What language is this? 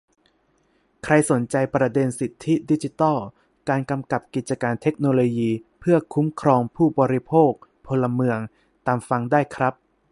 Thai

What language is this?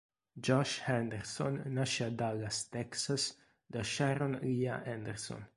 Italian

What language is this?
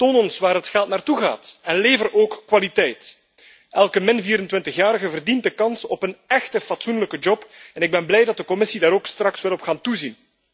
Dutch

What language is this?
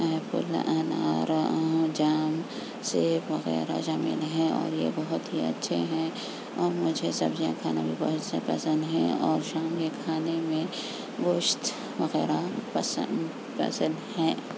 Urdu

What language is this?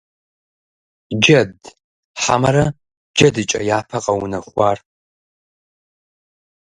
Kabardian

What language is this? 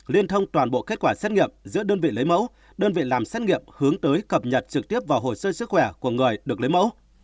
Vietnamese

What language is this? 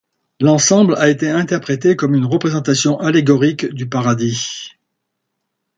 French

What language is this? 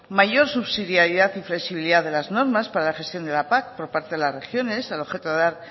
Spanish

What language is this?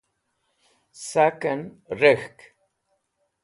Wakhi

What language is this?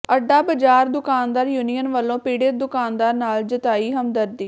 Punjabi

